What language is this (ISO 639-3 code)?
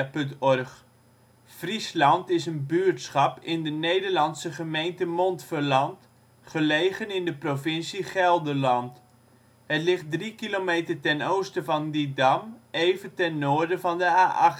nld